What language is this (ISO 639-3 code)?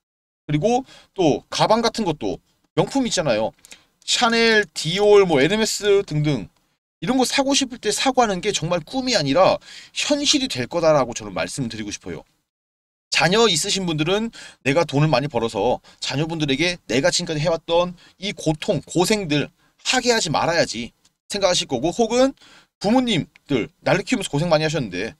kor